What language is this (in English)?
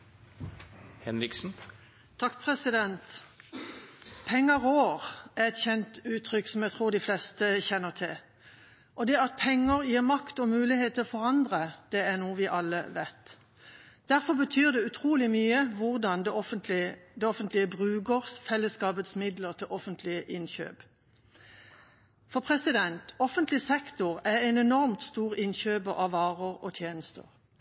Norwegian Nynorsk